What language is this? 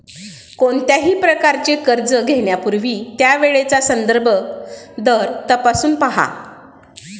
Marathi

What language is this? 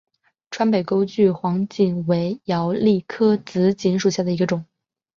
Chinese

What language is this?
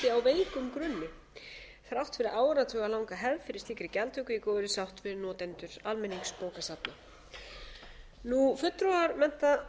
Icelandic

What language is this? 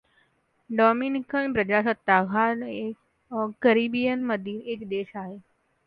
Marathi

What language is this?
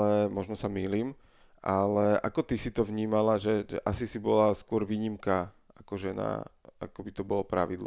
Slovak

